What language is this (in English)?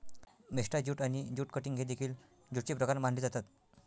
Marathi